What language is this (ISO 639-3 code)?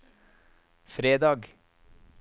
nor